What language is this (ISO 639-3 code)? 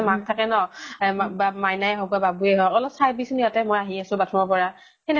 asm